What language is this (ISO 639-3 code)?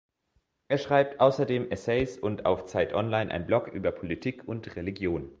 deu